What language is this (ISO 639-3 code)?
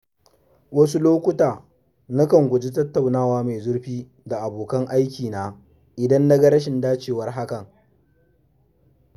hau